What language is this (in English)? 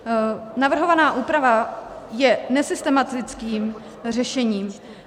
Czech